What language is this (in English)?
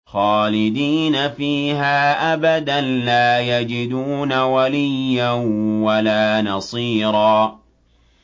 Arabic